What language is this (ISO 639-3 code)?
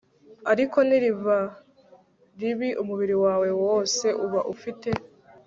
kin